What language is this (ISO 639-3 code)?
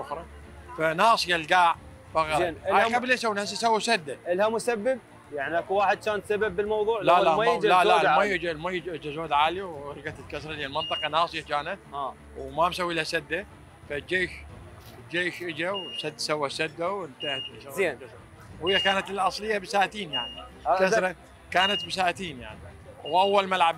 ara